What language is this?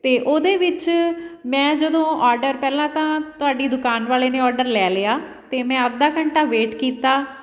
Punjabi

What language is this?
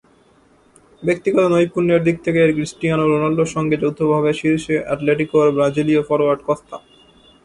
Bangla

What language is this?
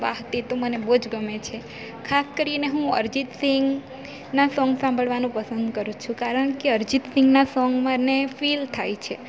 Gujarati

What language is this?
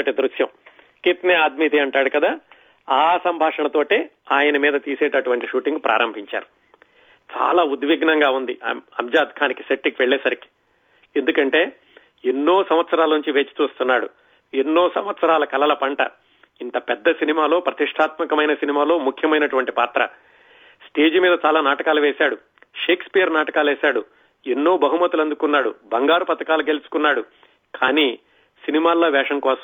Telugu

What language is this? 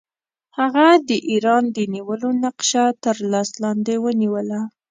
Pashto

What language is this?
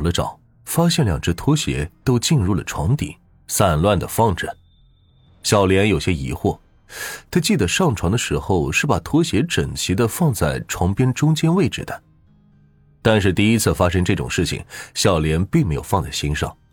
Chinese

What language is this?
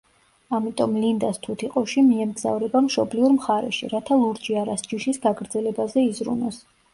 Georgian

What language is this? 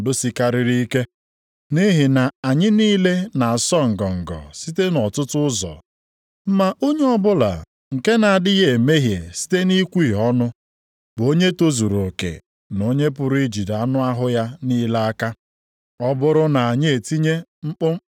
Igbo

